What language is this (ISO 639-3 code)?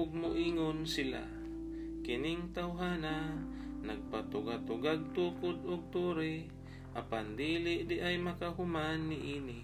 fil